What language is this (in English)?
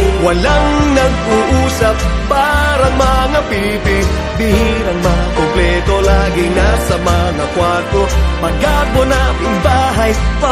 Filipino